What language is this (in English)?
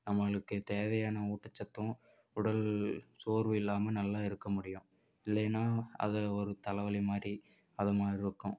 Tamil